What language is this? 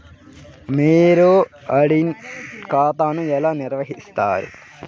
Telugu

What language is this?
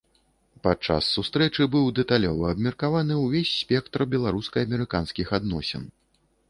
Belarusian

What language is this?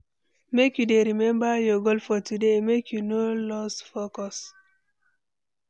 Nigerian Pidgin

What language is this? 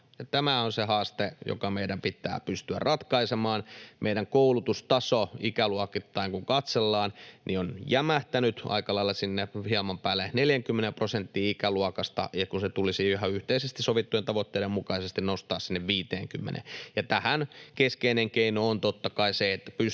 Finnish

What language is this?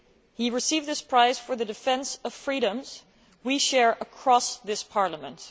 English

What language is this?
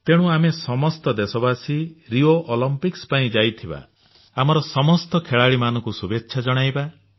Odia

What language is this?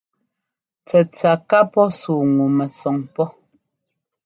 Ngomba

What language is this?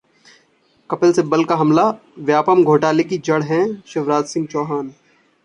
Hindi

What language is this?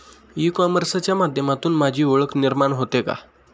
Marathi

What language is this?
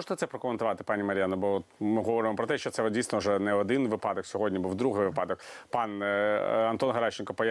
Ukrainian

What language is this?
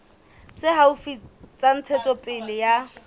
Southern Sotho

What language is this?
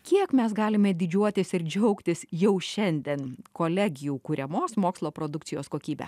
Lithuanian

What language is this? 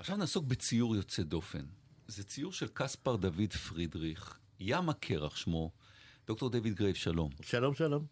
Hebrew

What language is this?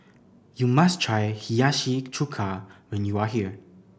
English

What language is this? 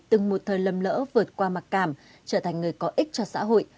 Vietnamese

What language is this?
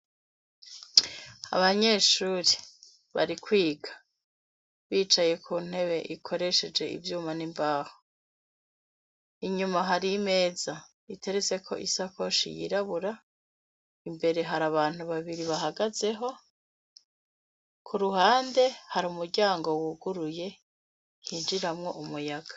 Rundi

